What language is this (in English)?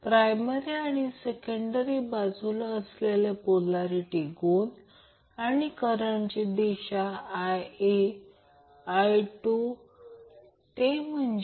Marathi